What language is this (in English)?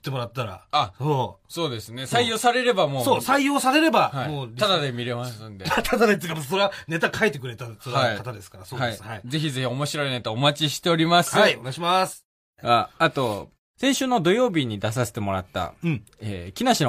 Japanese